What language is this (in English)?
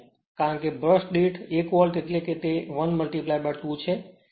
Gujarati